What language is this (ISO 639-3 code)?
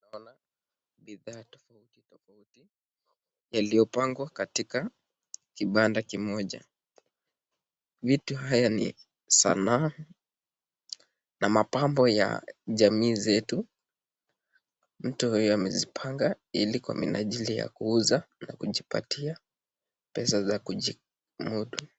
swa